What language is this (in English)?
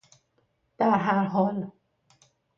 Persian